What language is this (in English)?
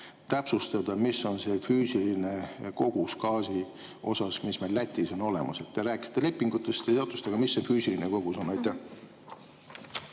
Estonian